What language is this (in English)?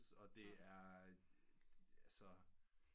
Danish